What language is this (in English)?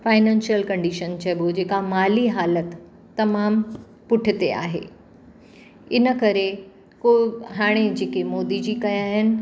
Sindhi